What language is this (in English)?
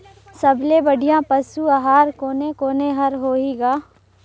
Chhattisgarhi